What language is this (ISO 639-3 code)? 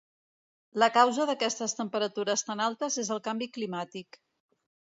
cat